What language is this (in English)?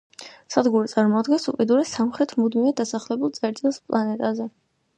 Georgian